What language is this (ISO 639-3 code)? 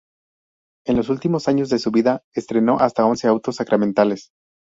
spa